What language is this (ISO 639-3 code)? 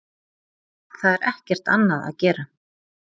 isl